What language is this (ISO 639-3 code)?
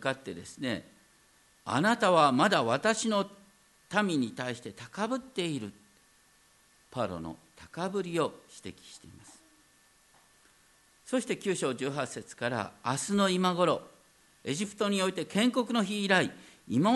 jpn